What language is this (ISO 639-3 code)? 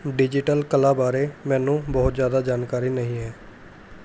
pan